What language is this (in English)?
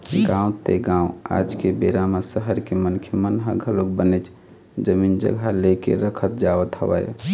Chhattisgarhi